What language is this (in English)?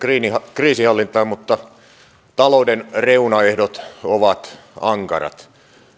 Finnish